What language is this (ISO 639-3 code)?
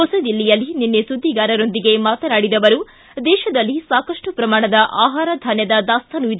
kan